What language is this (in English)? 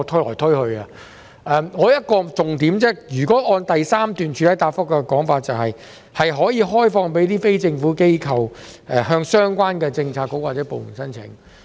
Cantonese